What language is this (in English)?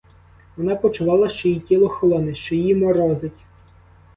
Ukrainian